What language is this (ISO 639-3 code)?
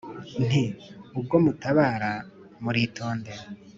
kin